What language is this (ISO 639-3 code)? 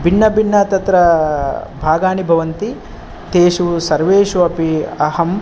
san